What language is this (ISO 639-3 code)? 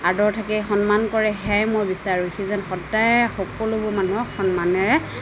asm